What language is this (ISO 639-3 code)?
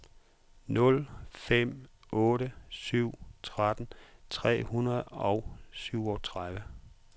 dan